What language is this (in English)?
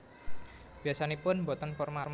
Javanese